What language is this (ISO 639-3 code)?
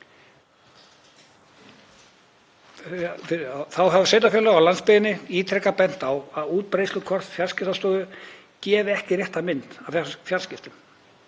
isl